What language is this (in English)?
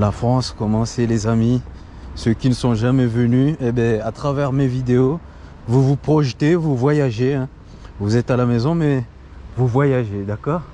French